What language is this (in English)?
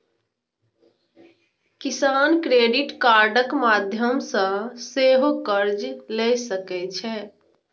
Maithili